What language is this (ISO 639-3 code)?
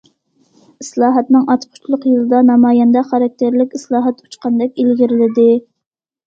uig